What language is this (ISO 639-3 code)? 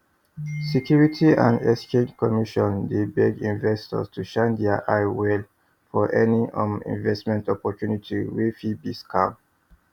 pcm